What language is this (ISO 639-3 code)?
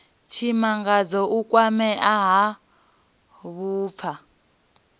ven